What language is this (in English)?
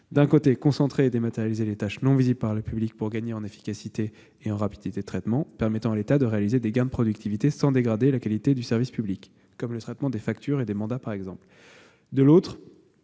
French